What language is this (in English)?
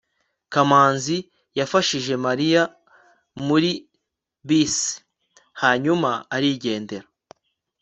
Kinyarwanda